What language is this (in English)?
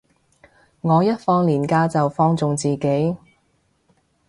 Cantonese